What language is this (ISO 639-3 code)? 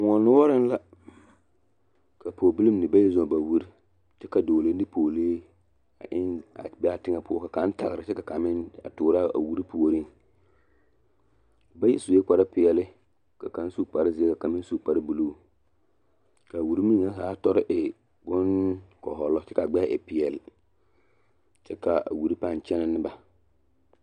dga